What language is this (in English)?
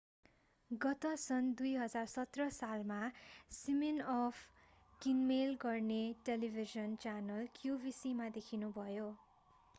Nepali